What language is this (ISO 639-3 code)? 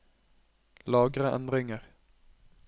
nor